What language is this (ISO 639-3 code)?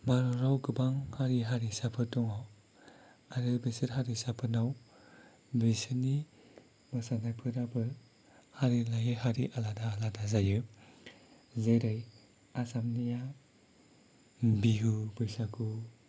brx